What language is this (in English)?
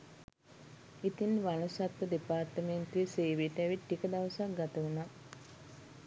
Sinhala